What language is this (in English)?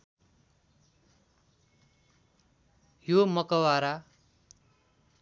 Nepali